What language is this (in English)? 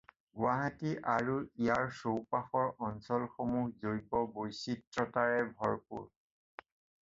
Assamese